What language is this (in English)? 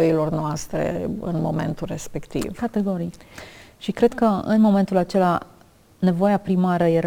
Romanian